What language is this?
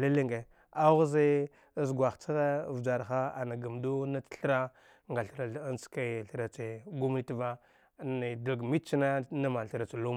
Dghwede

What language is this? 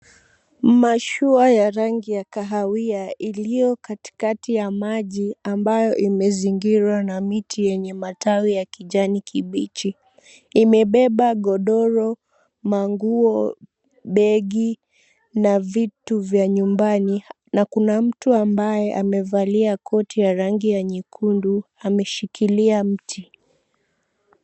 Swahili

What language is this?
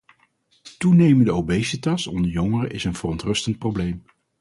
Dutch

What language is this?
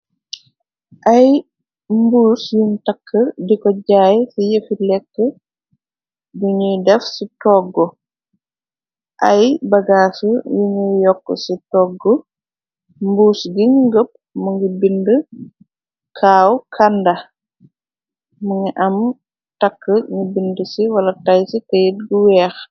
Wolof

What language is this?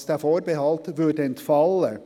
Swiss German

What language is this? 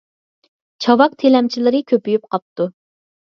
Uyghur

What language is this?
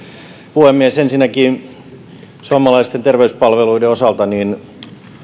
Finnish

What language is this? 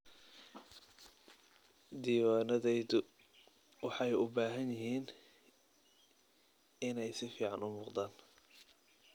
Somali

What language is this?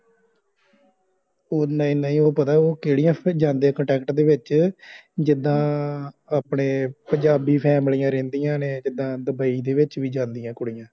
Punjabi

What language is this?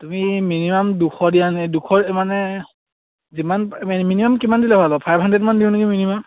Assamese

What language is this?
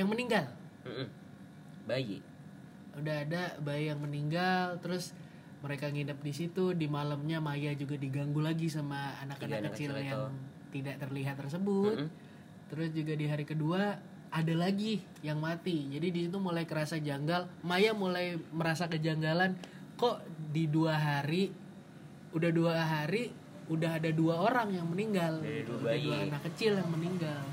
Indonesian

